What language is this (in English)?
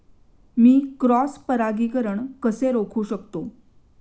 Marathi